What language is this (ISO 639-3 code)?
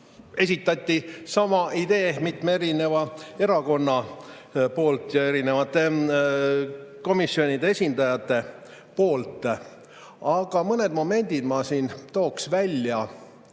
est